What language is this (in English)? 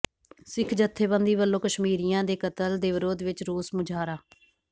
Punjabi